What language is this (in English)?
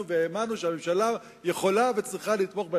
Hebrew